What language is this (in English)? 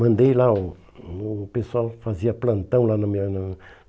Portuguese